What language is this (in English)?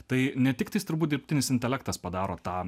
Lithuanian